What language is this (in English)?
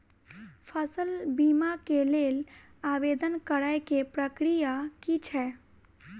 Maithili